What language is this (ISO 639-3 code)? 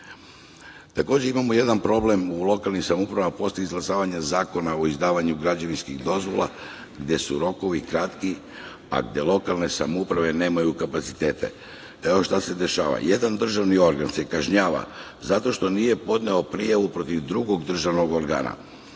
srp